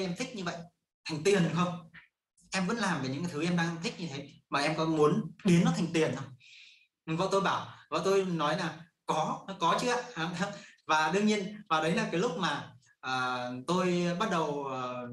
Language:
Vietnamese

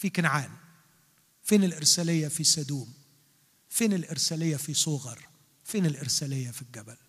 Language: Arabic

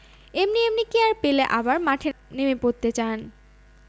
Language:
Bangla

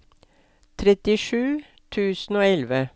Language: Norwegian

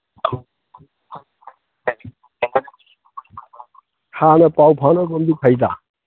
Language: Manipuri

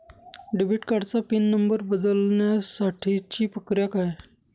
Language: Marathi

